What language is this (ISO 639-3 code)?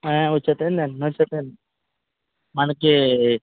tel